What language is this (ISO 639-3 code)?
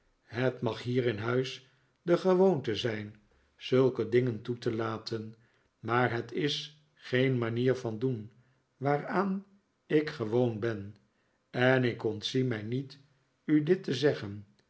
nld